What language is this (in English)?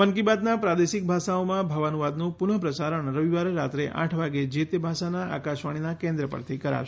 Gujarati